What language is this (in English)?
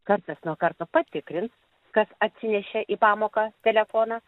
Lithuanian